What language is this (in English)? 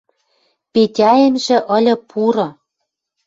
Western Mari